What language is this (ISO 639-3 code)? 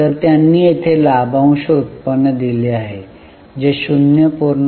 mar